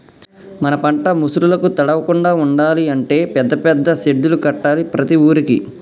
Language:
Telugu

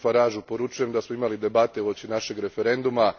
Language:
Croatian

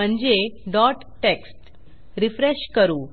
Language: Marathi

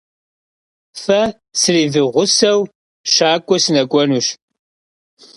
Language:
Kabardian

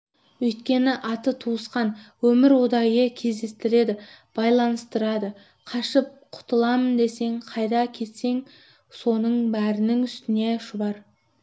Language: Kazakh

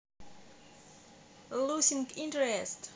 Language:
Russian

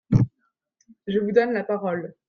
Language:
French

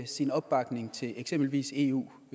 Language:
Danish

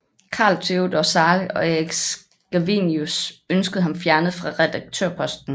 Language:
Danish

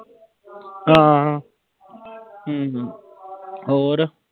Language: Punjabi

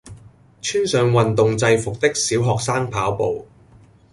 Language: Cantonese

